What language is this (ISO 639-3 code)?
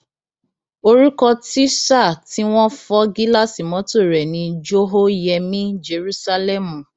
yor